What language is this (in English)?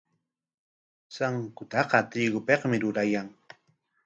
Corongo Ancash Quechua